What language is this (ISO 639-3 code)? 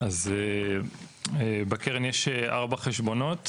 heb